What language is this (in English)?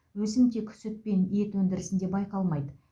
Kazakh